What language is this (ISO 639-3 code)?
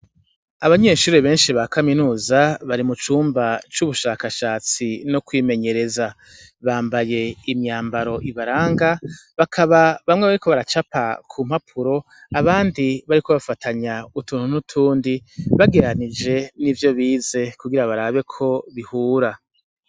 run